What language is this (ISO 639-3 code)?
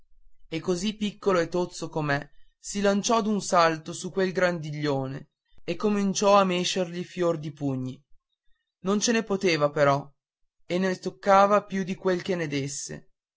ita